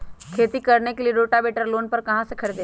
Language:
Magahi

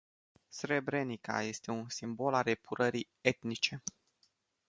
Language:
Romanian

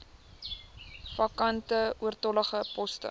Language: Afrikaans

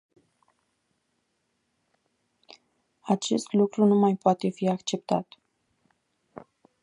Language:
Romanian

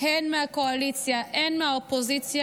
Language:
Hebrew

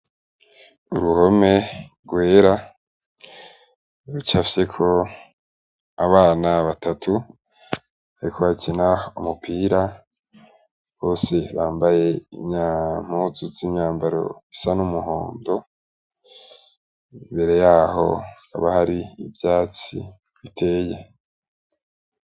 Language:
Rundi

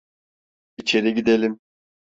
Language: Turkish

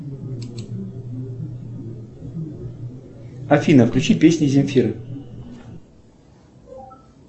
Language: Russian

